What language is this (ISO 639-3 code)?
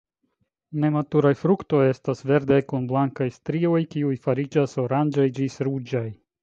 epo